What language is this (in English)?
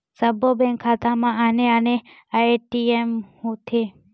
Chhattisgarhi